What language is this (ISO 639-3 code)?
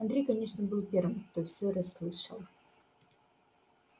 rus